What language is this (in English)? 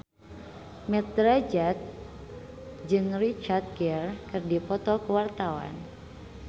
Sundanese